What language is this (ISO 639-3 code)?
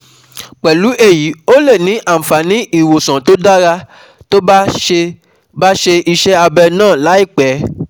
yor